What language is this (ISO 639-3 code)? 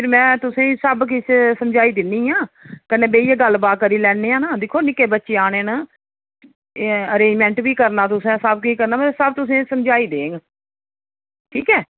doi